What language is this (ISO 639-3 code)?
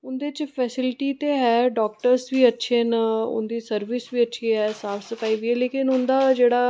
doi